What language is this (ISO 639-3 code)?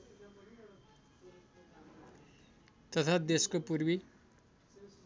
nep